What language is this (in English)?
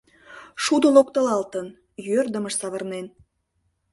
Mari